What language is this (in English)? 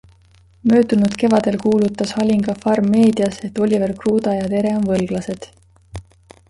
Estonian